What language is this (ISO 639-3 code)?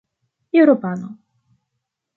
epo